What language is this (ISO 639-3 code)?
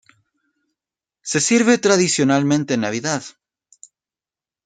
spa